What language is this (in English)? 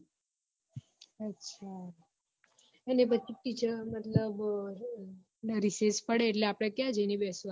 Gujarati